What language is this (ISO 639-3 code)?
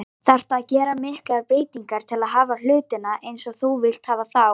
isl